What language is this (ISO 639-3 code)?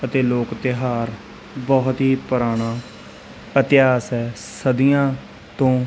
pan